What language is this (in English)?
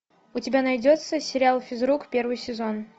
Russian